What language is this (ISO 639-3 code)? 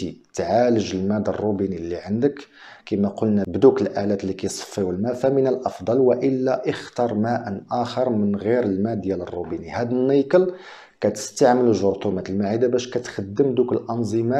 ara